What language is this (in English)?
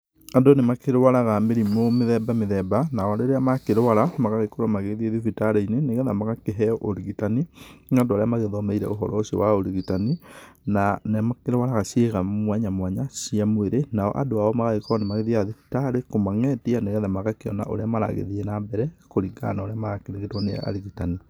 Kikuyu